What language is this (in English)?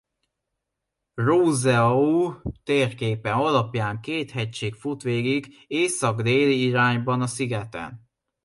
Hungarian